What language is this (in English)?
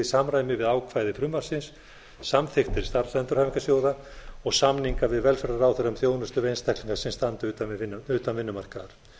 Icelandic